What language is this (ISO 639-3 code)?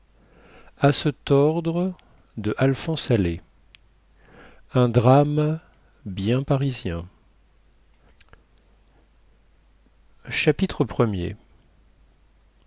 fra